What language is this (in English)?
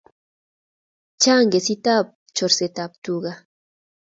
Kalenjin